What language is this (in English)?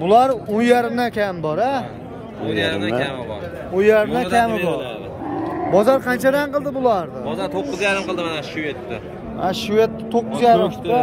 Turkish